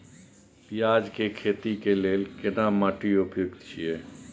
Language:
Maithili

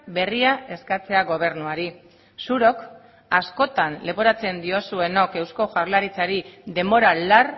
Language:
Basque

